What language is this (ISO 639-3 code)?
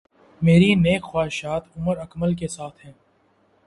urd